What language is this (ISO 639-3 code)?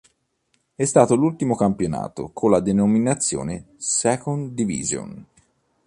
ita